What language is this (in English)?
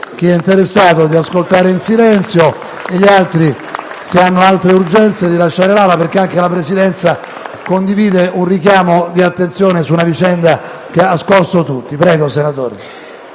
Italian